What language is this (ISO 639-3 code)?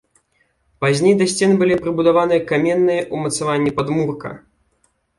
bel